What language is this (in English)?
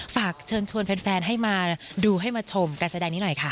Thai